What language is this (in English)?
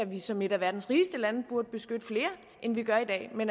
Danish